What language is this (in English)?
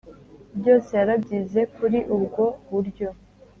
Kinyarwanda